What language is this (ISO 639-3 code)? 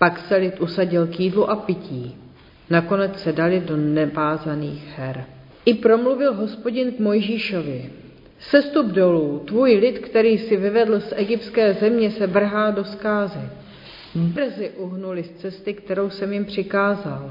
ces